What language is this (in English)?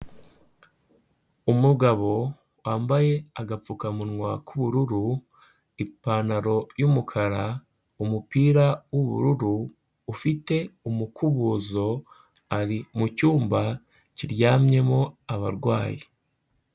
Kinyarwanda